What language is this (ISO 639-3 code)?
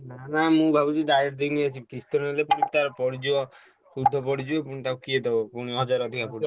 ori